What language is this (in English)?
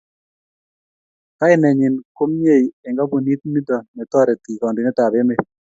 Kalenjin